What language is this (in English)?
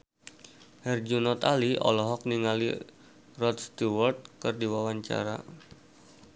Sundanese